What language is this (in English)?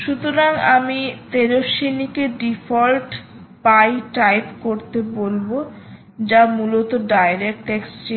Bangla